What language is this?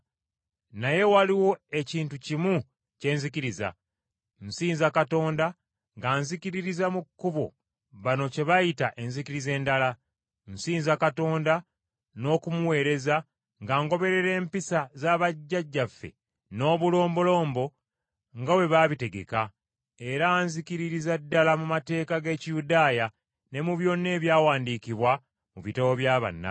Ganda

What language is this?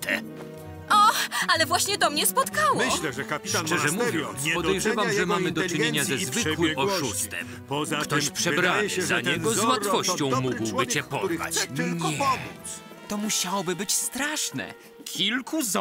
Polish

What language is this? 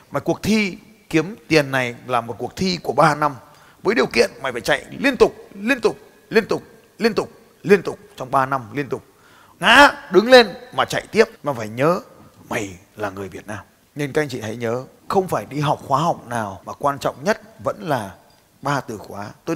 Vietnamese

